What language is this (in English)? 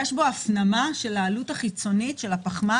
Hebrew